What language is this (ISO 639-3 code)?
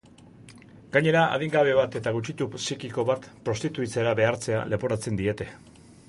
eus